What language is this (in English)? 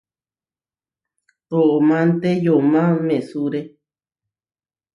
Huarijio